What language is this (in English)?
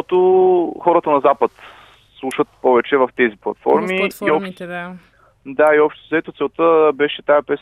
Bulgarian